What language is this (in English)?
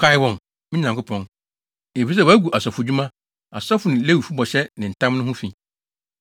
Akan